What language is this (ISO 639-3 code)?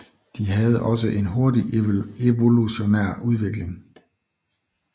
dan